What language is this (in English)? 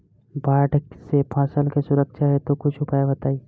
Bhojpuri